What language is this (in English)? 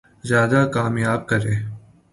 Urdu